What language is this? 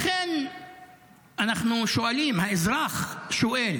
Hebrew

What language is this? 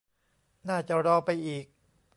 Thai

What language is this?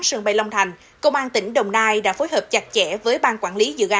Vietnamese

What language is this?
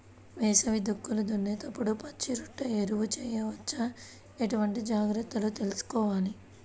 Telugu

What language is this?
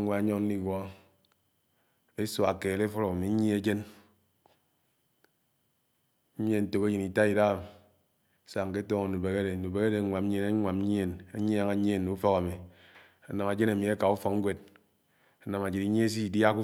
Anaang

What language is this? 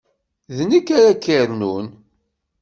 Kabyle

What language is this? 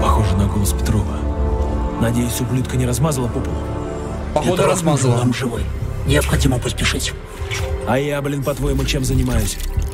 Russian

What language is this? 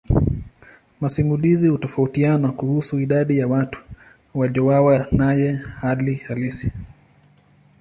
Swahili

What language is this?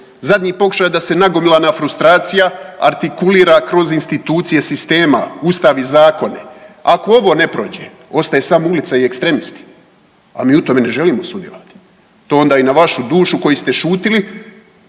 Croatian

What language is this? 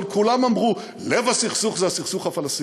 Hebrew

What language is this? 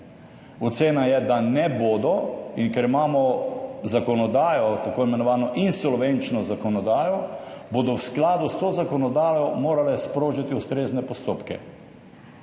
Slovenian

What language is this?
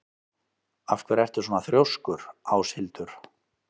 Icelandic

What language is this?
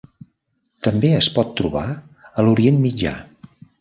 Catalan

